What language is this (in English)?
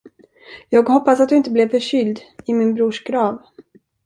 Swedish